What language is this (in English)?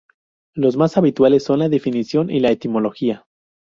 Spanish